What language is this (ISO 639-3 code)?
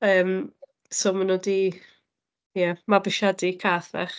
cym